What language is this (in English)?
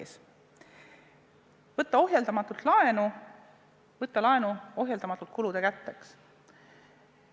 Estonian